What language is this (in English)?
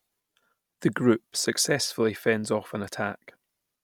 English